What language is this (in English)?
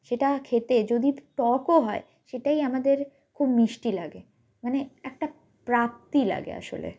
Bangla